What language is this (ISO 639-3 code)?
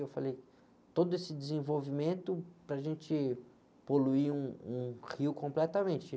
por